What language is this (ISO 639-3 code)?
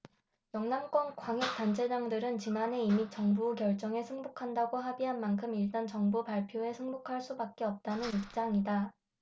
kor